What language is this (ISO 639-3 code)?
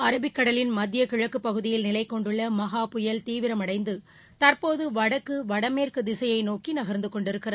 tam